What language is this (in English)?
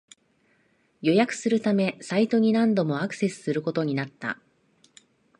Japanese